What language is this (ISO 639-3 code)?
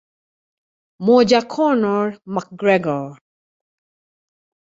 swa